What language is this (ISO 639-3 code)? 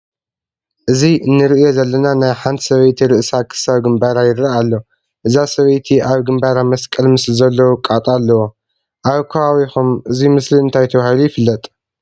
tir